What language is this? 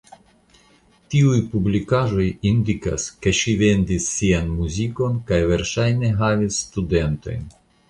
Esperanto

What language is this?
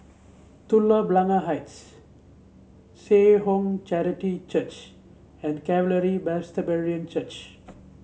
English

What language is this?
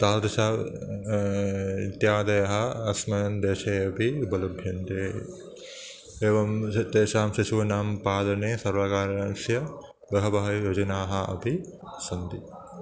Sanskrit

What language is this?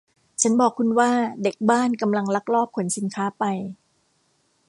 Thai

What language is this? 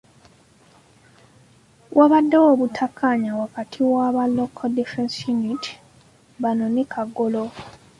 Ganda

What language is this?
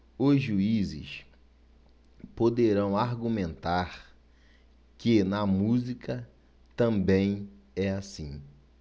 Portuguese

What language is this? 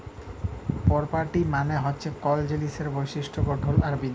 Bangla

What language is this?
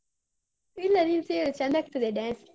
Kannada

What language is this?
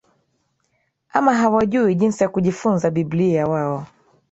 Swahili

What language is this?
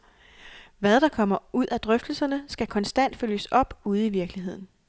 Danish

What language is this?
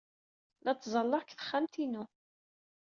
Kabyle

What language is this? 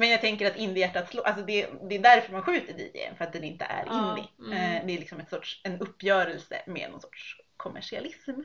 Swedish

